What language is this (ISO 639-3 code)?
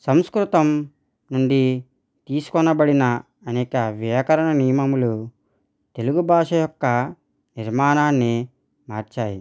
tel